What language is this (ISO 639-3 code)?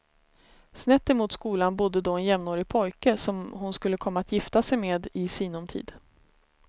swe